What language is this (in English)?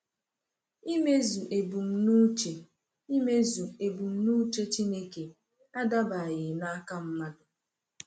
Igbo